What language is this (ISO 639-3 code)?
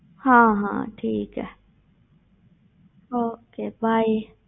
pan